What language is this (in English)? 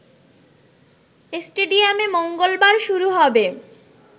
Bangla